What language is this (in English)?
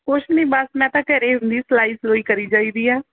Punjabi